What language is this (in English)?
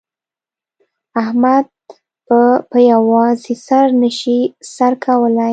Pashto